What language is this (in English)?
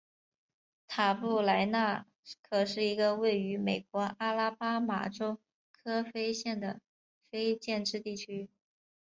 Chinese